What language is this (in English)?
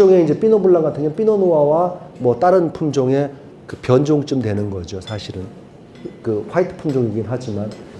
Korean